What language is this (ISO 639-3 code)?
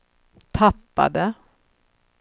swe